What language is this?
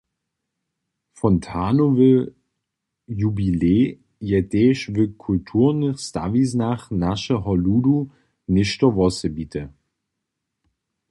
Upper Sorbian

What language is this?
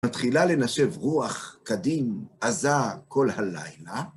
Hebrew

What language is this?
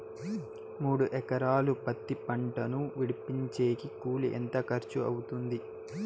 Telugu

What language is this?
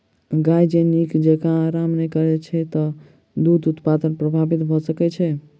Maithili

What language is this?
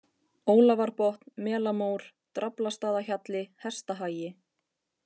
Icelandic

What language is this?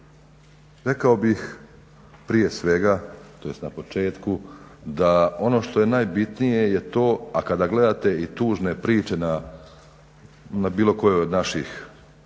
Croatian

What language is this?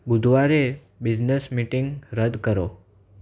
Gujarati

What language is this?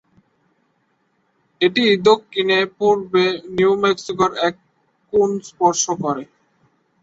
Bangla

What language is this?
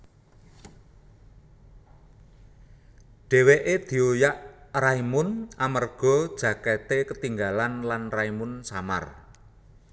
Javanese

